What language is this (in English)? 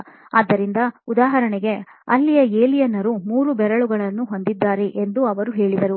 Kannada